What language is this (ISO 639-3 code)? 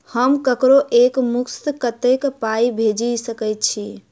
mai